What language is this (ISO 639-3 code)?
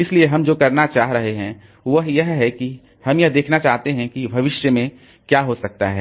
hin